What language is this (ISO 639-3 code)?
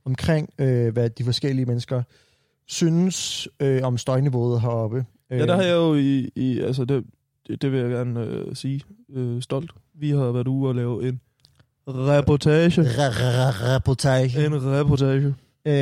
dan